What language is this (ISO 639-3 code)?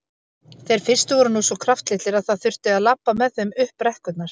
isl